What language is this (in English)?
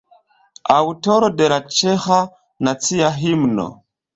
Esperanto